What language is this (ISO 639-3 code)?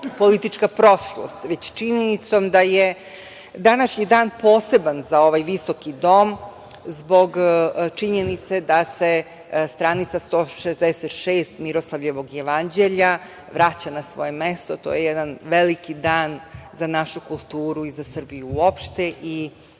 srp